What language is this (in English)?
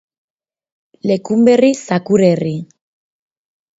Basque